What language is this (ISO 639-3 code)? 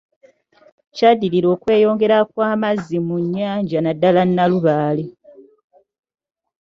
lug